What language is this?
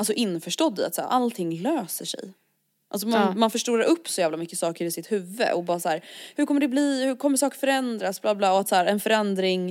Swedish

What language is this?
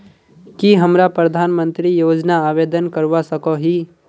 Magahi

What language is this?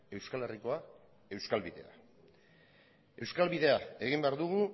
Basque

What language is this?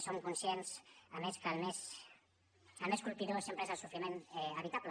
Catalan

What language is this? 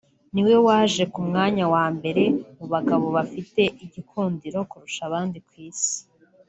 Kinyarwanda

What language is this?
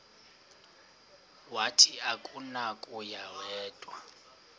Xhosa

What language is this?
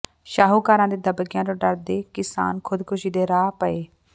Punjabi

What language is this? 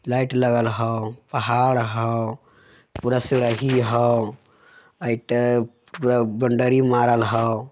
Magahi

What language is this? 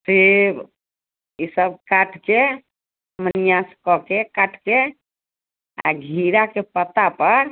Maithili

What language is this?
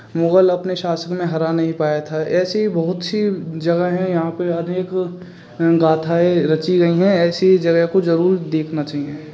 Hindi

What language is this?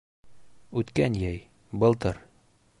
Bashkir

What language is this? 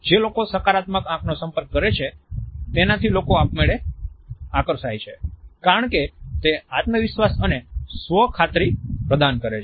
Gujarati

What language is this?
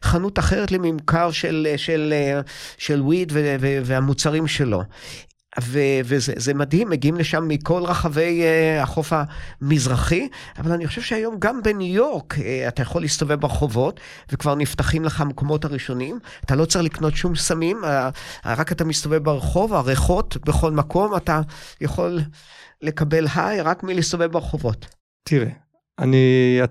Hebrew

